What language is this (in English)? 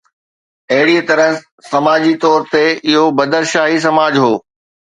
Sindhi